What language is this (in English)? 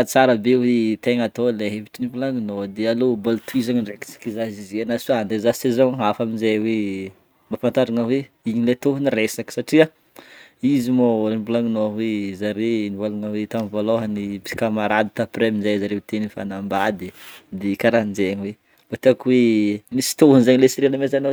Northern Betsimisaraka Malagasy